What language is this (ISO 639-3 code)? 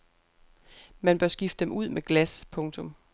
dan